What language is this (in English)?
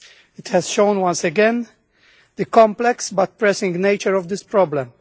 English